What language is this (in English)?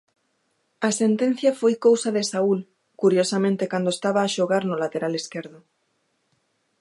Galician